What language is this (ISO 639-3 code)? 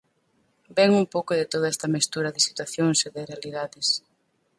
glg